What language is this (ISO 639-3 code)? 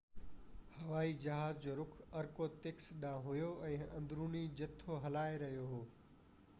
snd